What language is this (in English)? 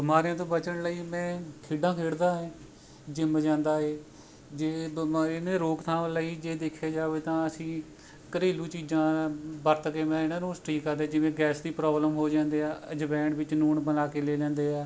Punjabi